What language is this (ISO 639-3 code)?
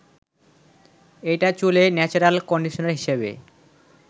ben